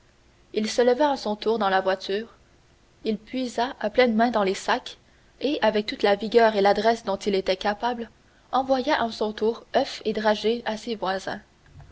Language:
French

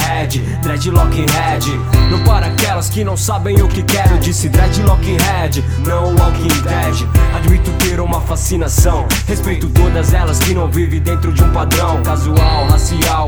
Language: Portuguese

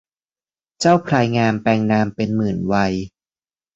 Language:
Thai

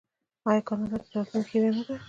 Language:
Pashto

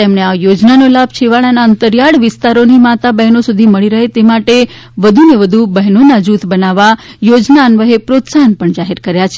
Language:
Gujarati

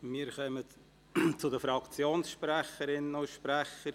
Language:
Swiss German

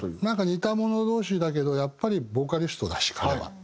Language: Japanese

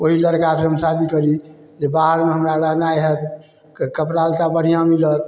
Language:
Maithili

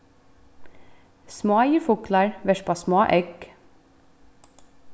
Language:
Faroese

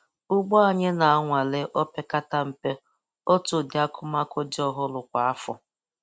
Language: Igbo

